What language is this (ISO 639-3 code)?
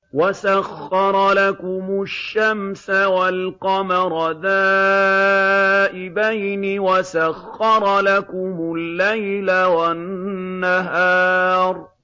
ara